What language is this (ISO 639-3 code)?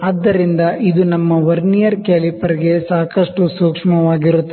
kan